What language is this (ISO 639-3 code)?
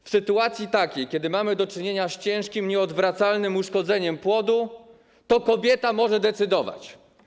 pol